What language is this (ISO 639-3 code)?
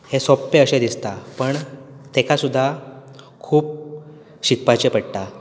kok